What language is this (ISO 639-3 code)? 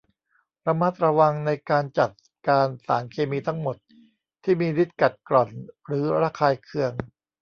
tha